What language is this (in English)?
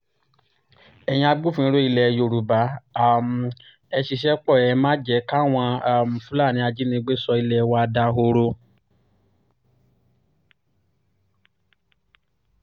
Yoruba